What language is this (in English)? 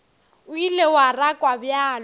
Northern Sotho